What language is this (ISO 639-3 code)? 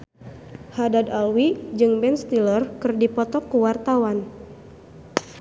sun